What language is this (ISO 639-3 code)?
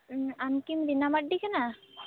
sat